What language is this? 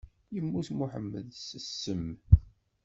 Kabyle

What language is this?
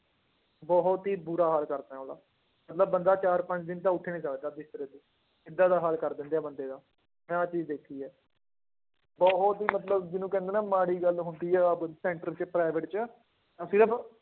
Punjabi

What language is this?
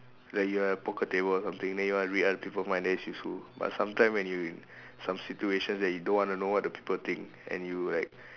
English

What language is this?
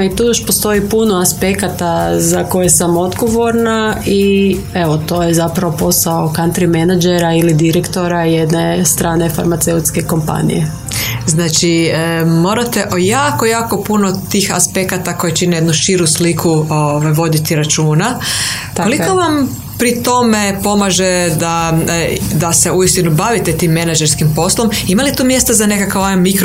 Croatian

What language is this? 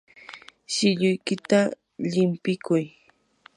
Yanahuanca Pasco Quechua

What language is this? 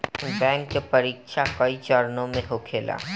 Bhojpuri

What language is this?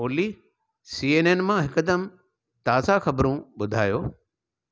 Sindhi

